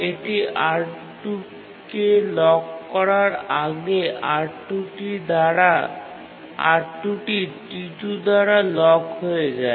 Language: Bangla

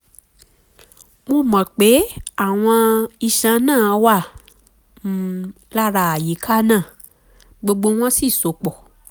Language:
Yoruba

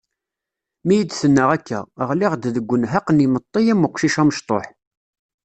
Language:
Kabyle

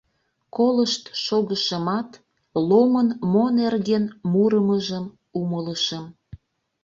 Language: Mari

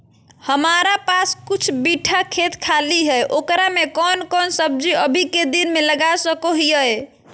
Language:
Magahi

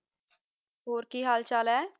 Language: Punjabi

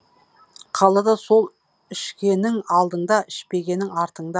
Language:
Kazakh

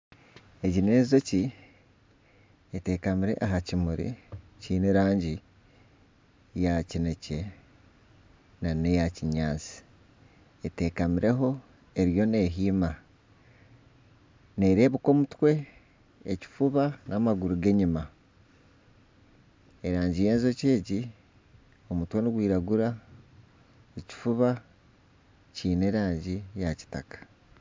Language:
Nyankole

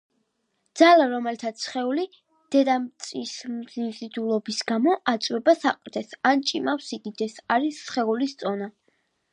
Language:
Georgian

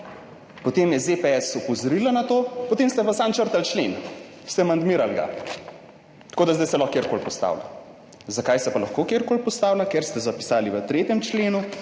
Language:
Slovenian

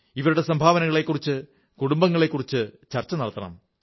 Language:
Malayalam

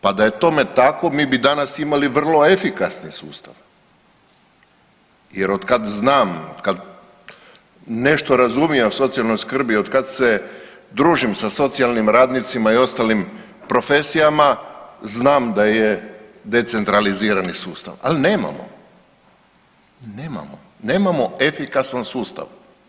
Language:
Croatian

